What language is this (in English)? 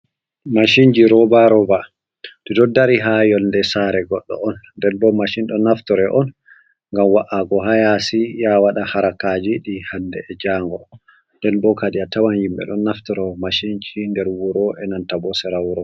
Fula